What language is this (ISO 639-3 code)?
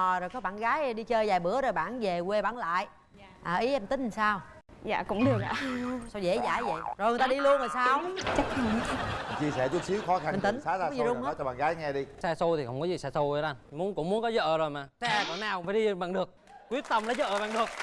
vie